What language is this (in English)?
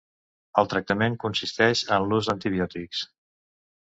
Catalan